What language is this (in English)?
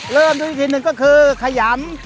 Thai